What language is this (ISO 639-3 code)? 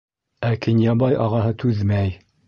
bak